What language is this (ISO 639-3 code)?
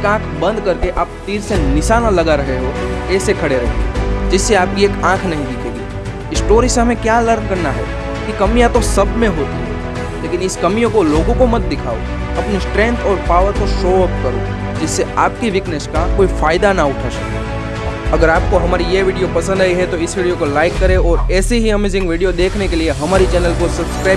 hin